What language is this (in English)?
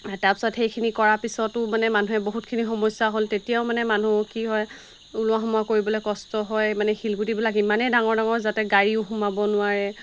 Assamese